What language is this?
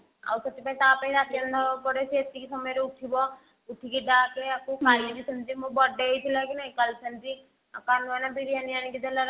Odia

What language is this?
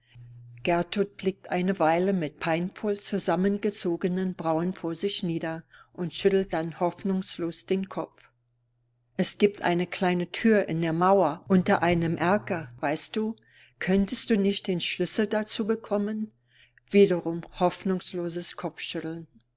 German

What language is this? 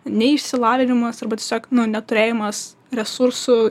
Lithuanian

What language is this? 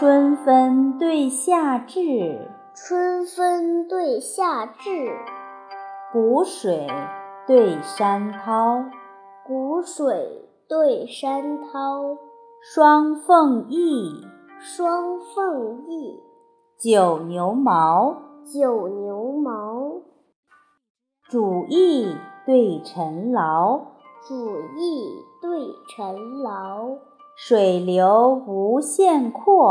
Chinese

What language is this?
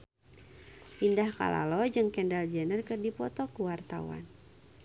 Sundanese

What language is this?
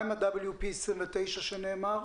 Hebrew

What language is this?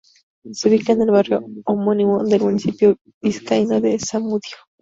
Spanish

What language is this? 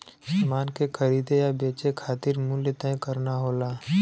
Bhojpuri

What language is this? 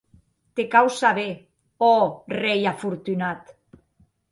Occitan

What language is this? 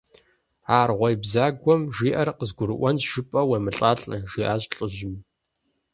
Kabardian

